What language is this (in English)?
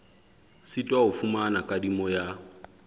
Southern Sotho